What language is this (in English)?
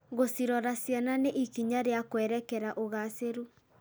Kikuyu